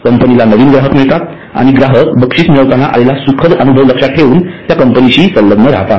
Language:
Marathi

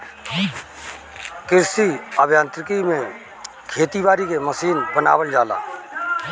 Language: Bhojpuri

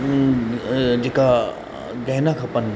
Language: Sindhi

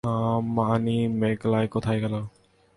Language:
Bangla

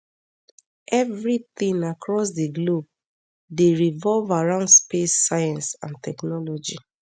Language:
Nigerian Pidgin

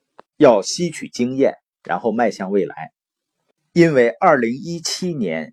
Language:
Chinese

